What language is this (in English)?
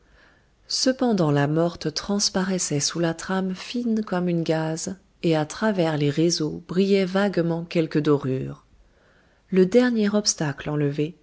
French